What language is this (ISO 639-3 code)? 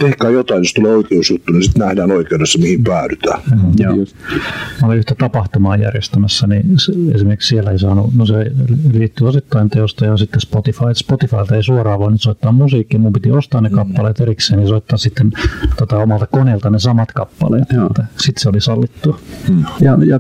fin